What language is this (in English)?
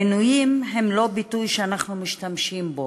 Hebrew